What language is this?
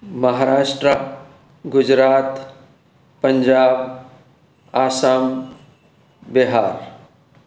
Sindhi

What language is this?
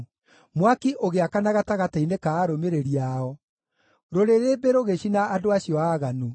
Kikuyu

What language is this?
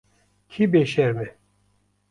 Kurdish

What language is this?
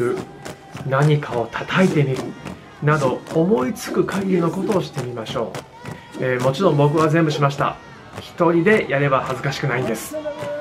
Japanese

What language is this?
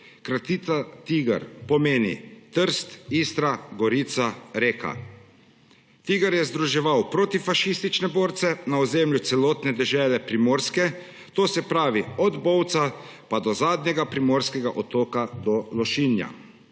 Slovenian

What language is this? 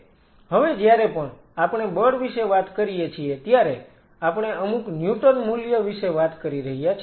Gujarati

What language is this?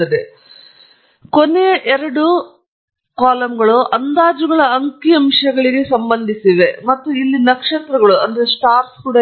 Kannada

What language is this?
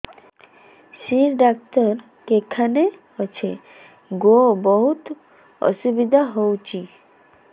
Odia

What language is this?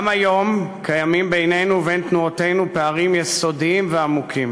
Hebrew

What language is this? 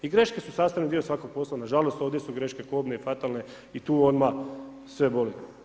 Croatian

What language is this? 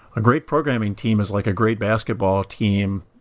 English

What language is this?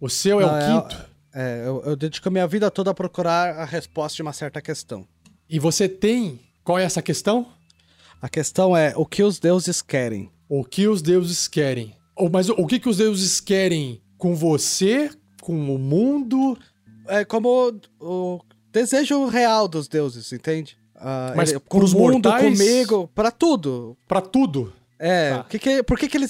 Portuguese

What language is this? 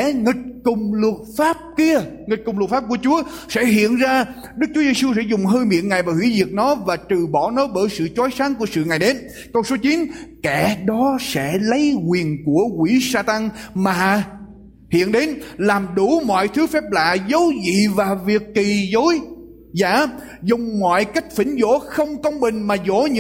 Vietnamese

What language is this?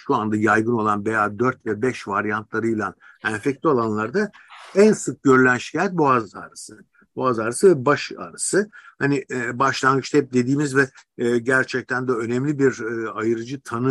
Turkish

